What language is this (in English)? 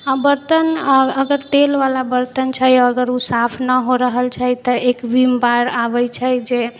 Maithili